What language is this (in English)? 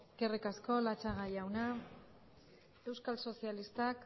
Basque